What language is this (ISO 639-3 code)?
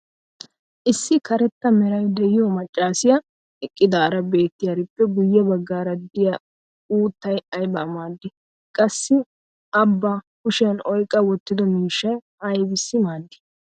wal